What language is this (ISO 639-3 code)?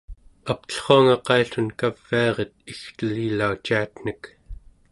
esu